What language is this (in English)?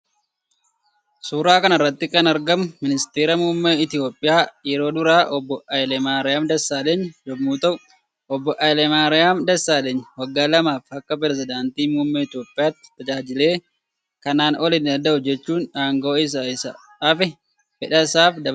Oromo